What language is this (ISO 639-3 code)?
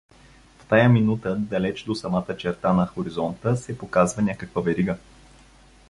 bul